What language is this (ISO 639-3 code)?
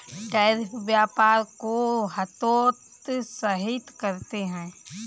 hin